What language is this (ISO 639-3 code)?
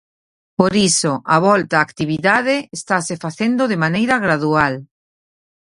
glg